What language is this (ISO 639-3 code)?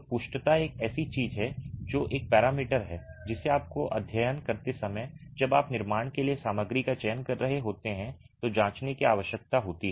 hin